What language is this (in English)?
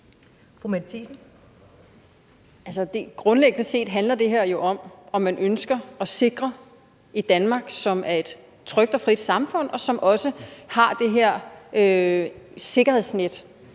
Danish